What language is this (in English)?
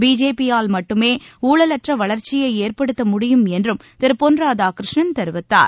Tamil